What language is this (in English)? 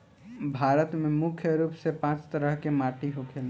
Bhojpuri